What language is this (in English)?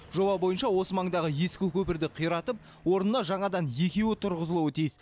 Kazakh